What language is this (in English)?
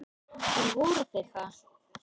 Icelandic